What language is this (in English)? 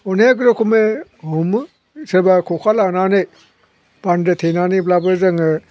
Bodo